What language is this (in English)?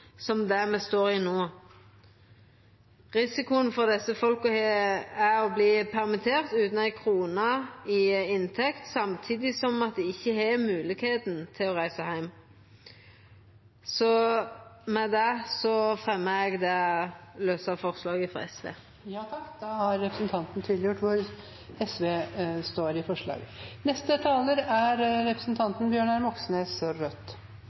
Norwegian